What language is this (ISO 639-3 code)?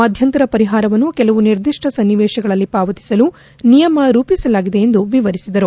kan